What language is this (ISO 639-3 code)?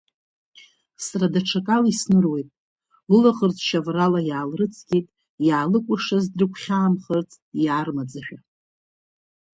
abk